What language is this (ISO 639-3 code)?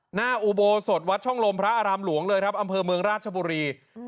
tha